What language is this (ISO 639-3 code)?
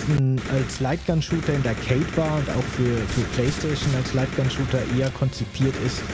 deu